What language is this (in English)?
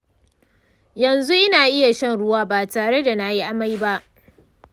Hausa